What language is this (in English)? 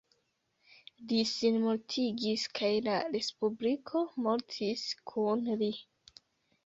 Esperanto